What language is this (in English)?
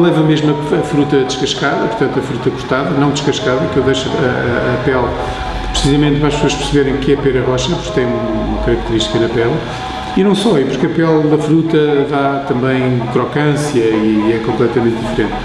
Portuguese